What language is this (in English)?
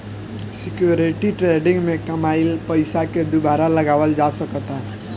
Bhojpuri